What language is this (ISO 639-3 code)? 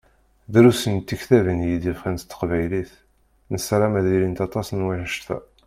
kab